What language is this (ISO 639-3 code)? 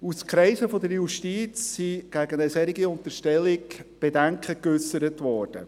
gsw